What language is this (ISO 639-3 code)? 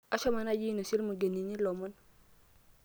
mas